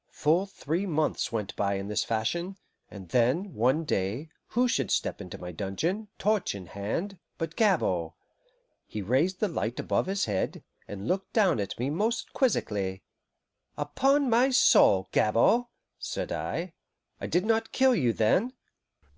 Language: English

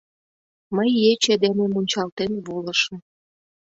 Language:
Mari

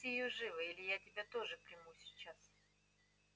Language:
Russian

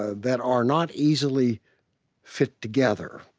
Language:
English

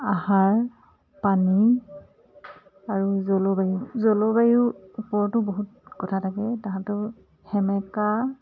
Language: Assamese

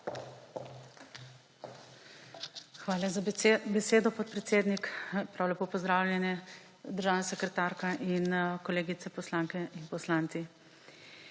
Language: Slovenian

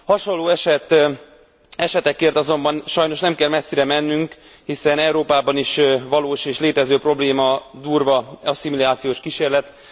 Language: Hungarian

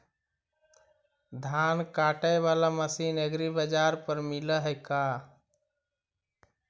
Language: Magahi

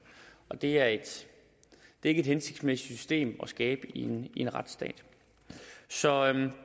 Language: Danish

